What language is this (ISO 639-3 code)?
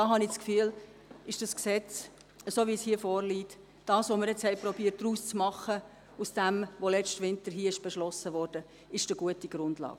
gsw